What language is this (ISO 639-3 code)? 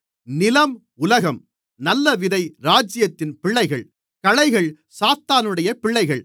tam